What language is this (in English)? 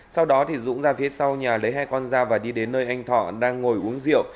Vietnamese